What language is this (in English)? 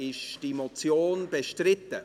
Swiss German